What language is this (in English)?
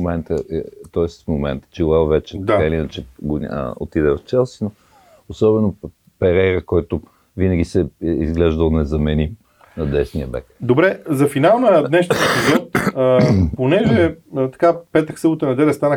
Bulgarian